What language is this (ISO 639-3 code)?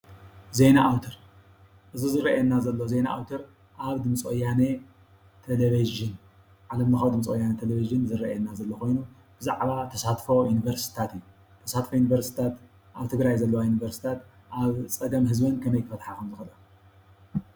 tir